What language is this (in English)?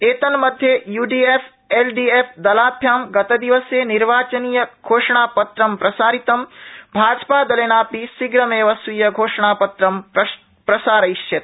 Sanskrit